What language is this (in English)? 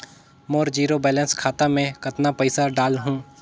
Chhattisgarhi